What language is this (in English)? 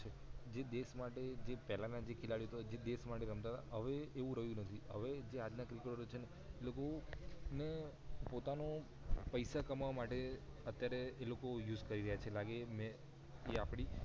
Gujarati